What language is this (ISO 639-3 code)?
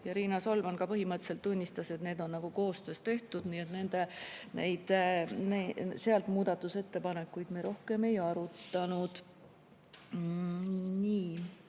est